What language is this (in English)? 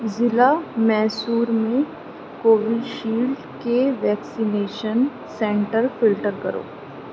Urdu